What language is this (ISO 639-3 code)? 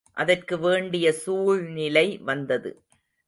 tam